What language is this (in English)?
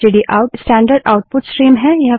Hindi